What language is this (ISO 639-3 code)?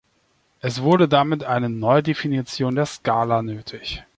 deu